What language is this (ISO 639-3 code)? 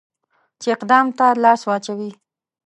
pus